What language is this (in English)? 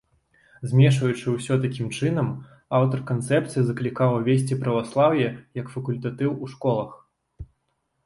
Belarusian